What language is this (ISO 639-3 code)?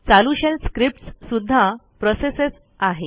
mar